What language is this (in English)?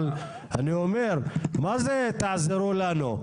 Hebrew